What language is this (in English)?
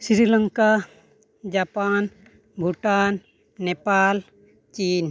Santali